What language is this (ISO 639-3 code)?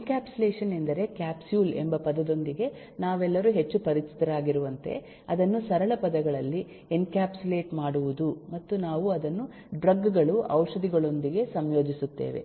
kan